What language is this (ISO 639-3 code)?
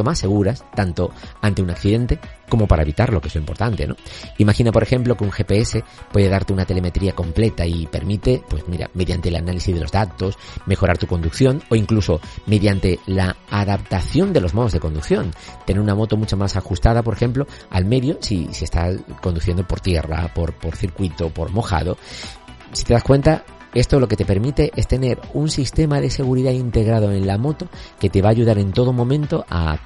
spa